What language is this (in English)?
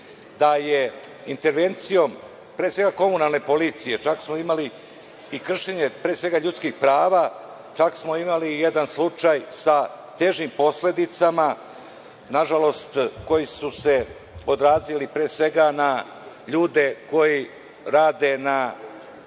Serbian